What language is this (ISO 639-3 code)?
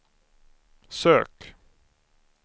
swe